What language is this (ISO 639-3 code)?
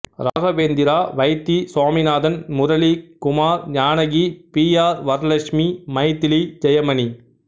tam